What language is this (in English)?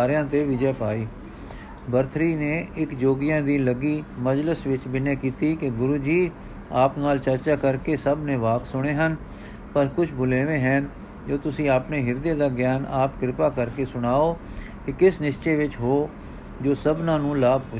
Punjabi